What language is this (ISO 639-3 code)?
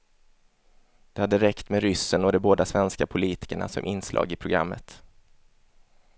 swe